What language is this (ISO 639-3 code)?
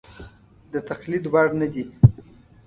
pus